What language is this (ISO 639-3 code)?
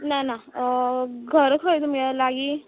kok